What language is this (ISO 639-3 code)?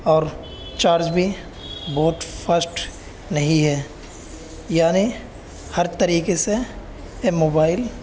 urd